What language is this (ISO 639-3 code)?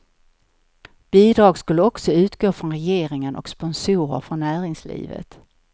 swe